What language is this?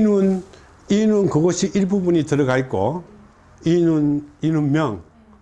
Korean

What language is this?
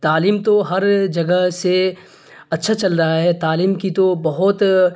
Urdu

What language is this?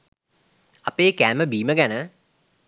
Sinhala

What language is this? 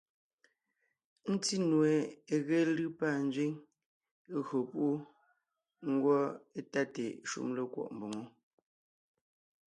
Ngiemboon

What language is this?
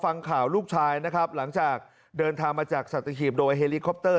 Thai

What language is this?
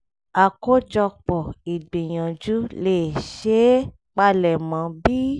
Yoruba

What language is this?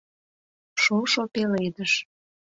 Mari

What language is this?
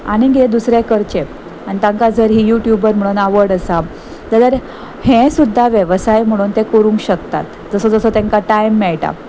Konkani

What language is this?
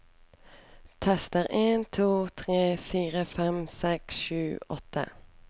Norwegian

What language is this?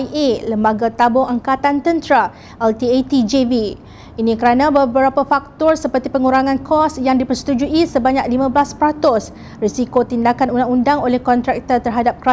Malay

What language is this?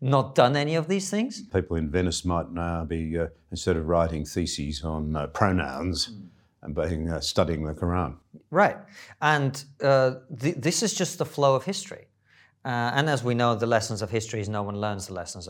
English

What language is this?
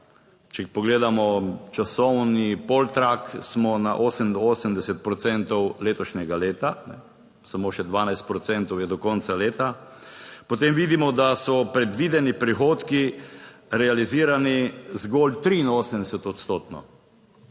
Slovenian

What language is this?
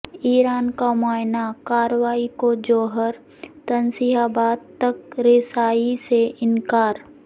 Urdu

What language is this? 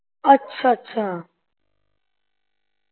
Punjabi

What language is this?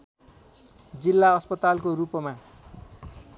Nepali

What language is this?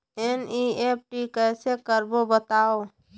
Chhattisgarhi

